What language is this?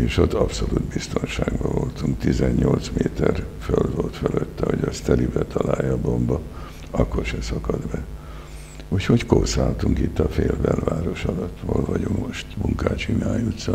Hungarian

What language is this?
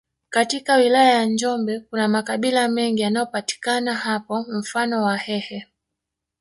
Swahili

